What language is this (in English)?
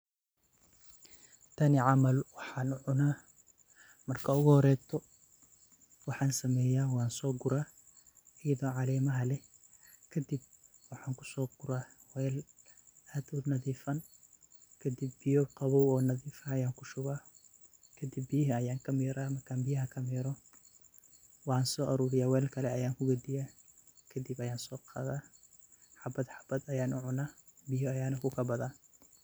Somali